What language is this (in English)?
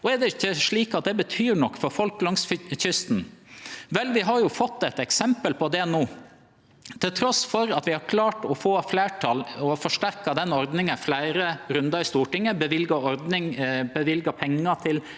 Norwegian